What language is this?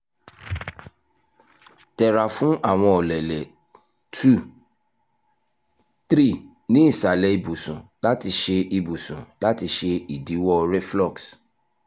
Yoruba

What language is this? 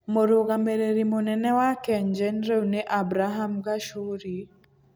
Kikuyu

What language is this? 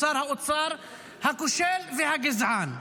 Hebrew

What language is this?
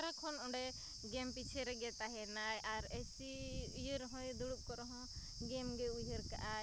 Santali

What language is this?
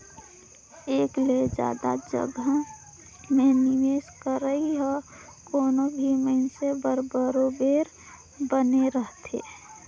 Chhattisgarhi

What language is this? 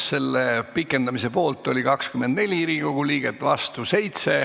Estonian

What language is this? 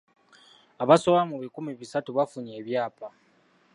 Ganda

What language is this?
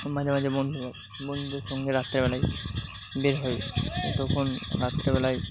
Bangla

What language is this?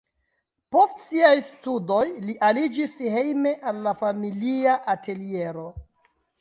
Esperanto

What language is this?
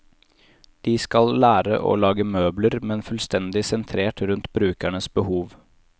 Norwegian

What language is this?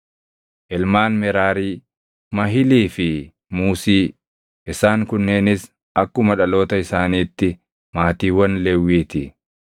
Oromo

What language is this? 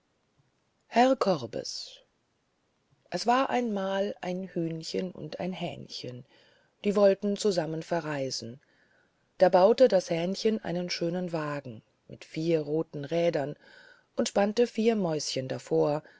German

